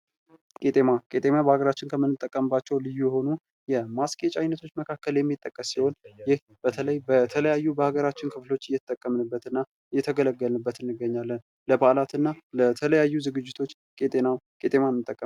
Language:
Amharic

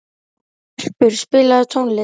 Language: Icelandic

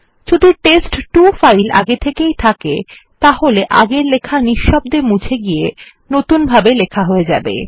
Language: Bangla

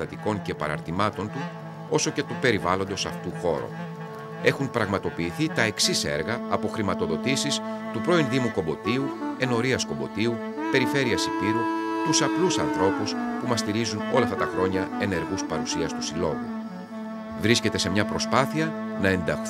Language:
Greek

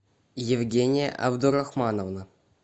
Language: Russian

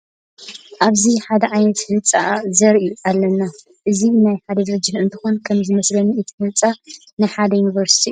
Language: Tigrinya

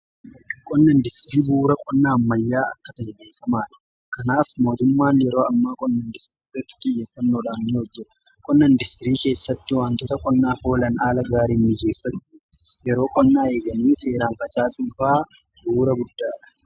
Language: Oromo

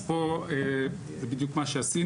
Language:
Hebrew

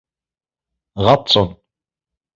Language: Arabic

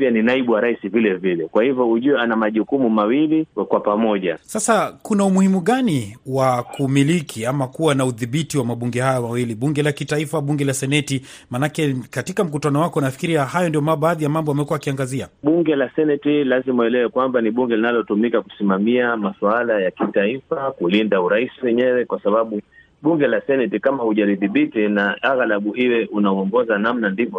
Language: Swahili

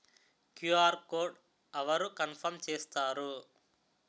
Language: Telugu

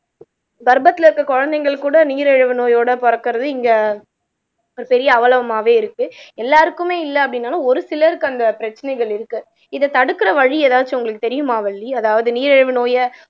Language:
Tamil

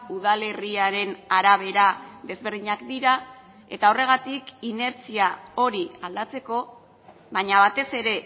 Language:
Basque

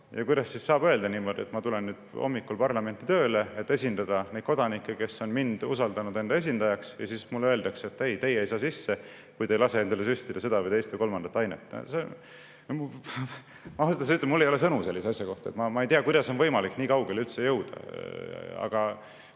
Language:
Estonian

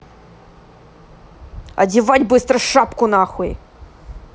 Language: Russian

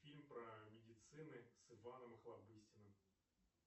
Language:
Russian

